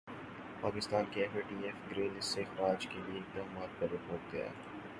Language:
Urdu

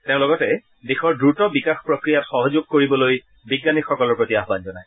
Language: Assamese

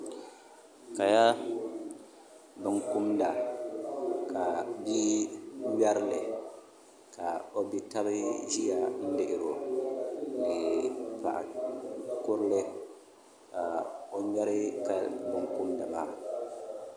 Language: Dagbani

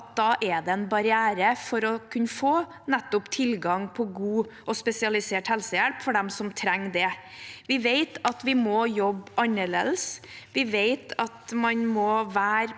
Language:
Norwegian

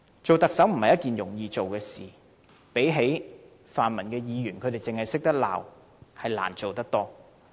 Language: Cantonese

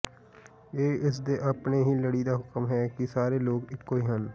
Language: Punjabi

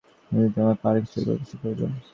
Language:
Bangla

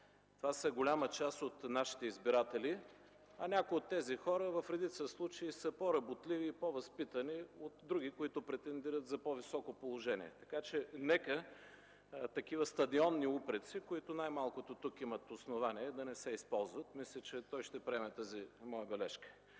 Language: Bulgarian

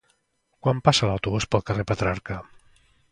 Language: Catalan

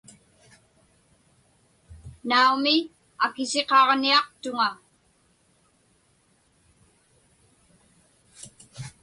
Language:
Inupiaq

